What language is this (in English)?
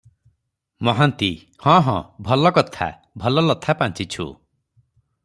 Odia